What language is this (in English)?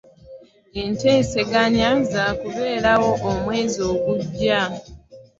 Ganda